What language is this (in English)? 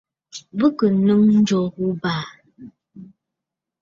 Bafut